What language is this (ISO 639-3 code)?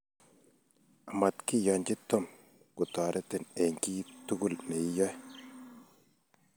kln